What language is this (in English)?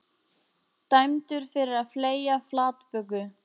Icelandic